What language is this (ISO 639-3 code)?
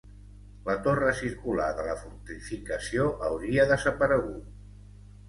cat